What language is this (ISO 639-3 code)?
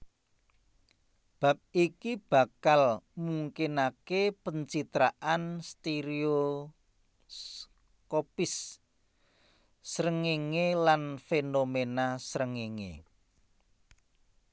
jav